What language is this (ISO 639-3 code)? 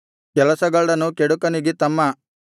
kan